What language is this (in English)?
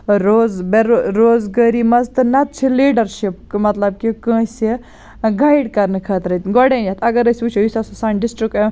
Kashmiri